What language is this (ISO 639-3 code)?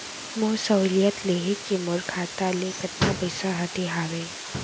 hne